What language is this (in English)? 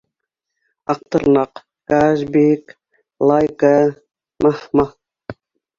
Bashkir